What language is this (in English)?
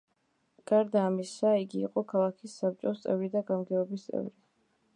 Georgian